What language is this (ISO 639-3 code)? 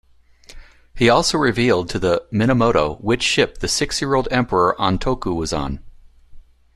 eng